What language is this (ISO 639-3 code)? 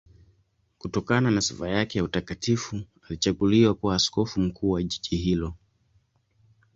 swa